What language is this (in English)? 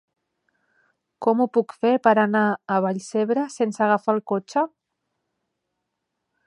Catalan